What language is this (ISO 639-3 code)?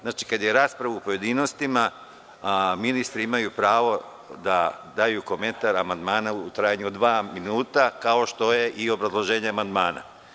srp